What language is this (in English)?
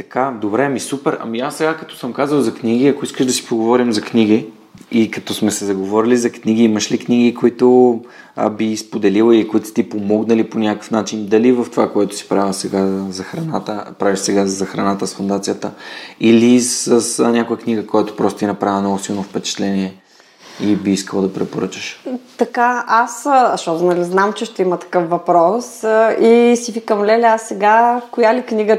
Bulgarian